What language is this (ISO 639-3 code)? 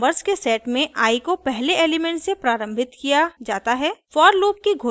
hin